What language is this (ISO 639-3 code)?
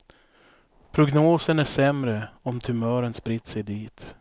swe